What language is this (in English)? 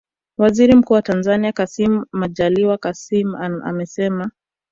Swahili